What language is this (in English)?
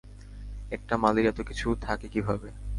Bangla